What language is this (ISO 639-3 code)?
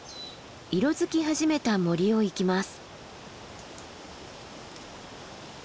jpn